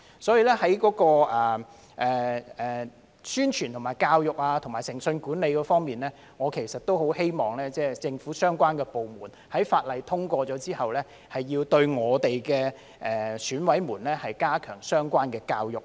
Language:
Cantonese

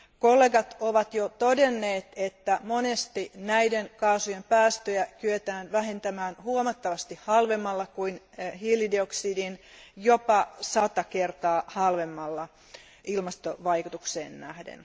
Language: Finnish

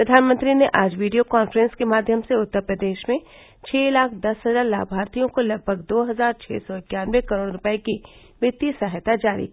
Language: Hindi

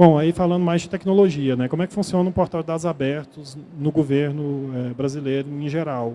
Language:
Portuguese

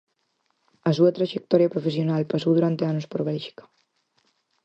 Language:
Galician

